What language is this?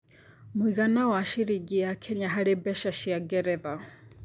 Kikuyu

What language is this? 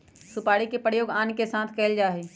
Magahi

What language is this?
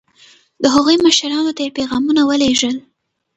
Pashto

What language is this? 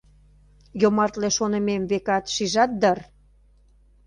Mari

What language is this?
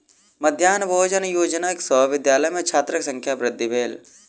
Maithili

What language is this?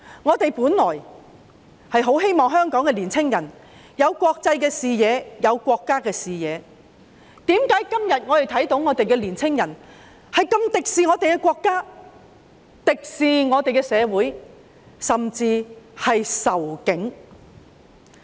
Cantonese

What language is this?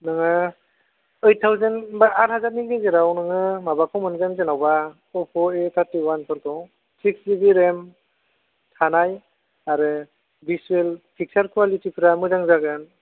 Bodo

